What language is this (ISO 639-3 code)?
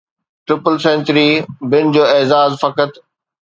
snd